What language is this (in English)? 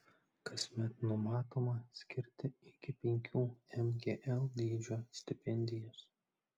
Lithuanian